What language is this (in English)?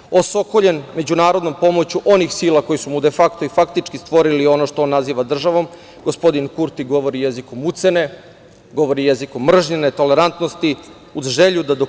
Serbian